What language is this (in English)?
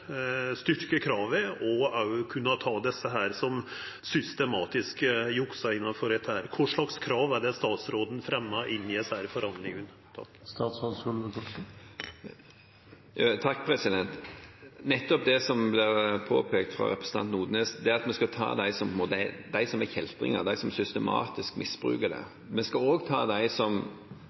Norwegian